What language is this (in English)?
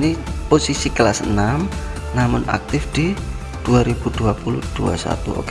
Indonesian